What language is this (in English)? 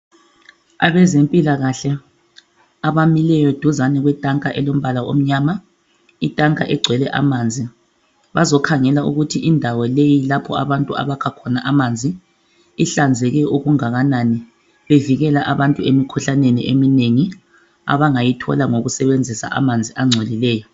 North Ndebele